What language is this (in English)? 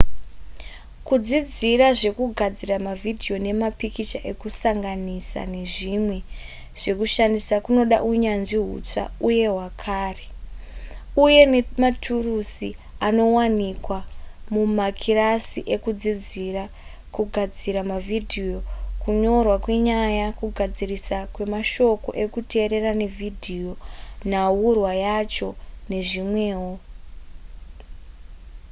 Shona